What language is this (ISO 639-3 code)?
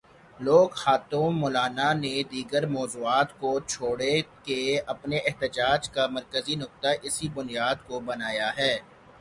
urd